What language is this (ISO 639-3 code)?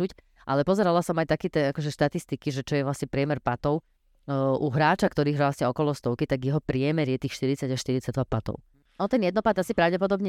slk